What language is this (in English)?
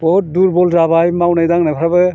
Bodo